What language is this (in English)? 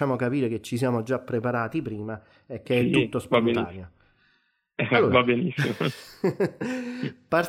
Italian